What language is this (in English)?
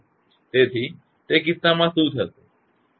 Gujarati